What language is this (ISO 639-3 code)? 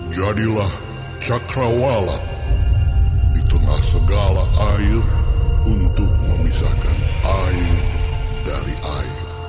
ind